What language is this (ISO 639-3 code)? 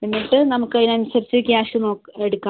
mal